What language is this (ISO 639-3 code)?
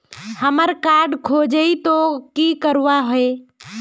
mag